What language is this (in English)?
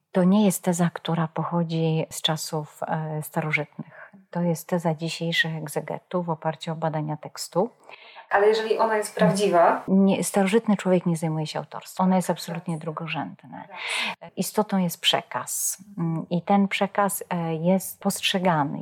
Polish